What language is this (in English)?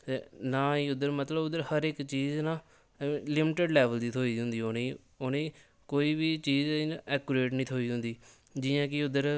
Dogri